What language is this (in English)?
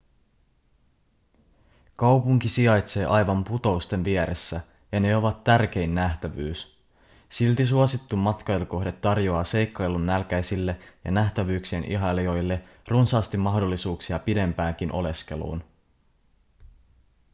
Finnish